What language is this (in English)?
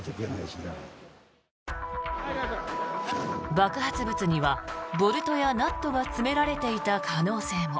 Japanese